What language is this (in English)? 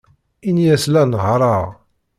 Kabyle